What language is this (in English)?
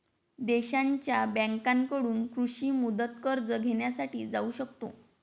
Marathi